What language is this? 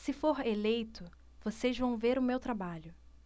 Portuguese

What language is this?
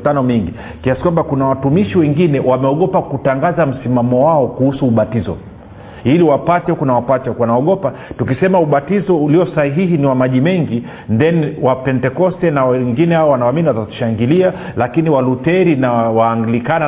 Swahili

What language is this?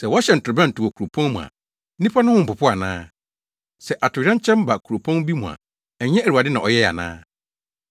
Akan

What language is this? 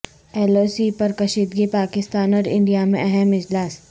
Urdu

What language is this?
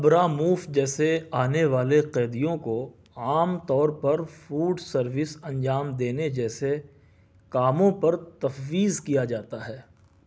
Urdu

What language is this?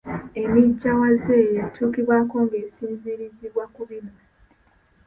Ganda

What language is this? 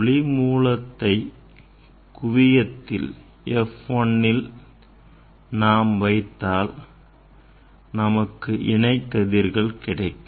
Tamil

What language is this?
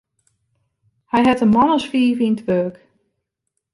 Western Frisian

